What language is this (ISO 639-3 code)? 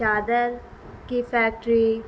urd